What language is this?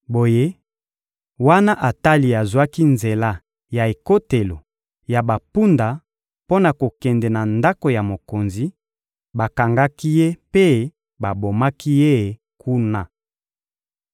Lingala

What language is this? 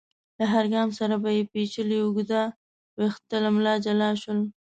Pashto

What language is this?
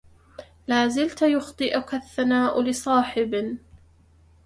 Arabic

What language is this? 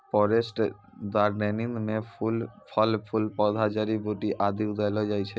Maithili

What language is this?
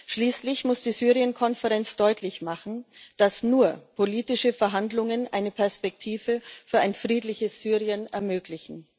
German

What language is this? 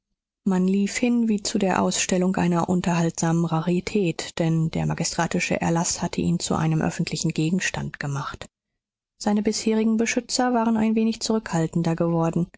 German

